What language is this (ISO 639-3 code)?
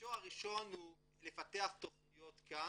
heb